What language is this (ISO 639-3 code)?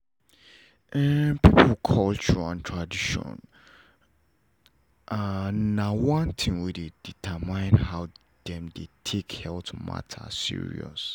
pcm